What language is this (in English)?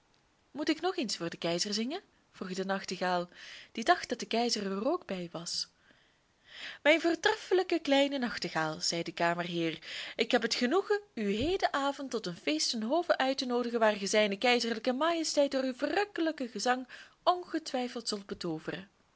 Dutch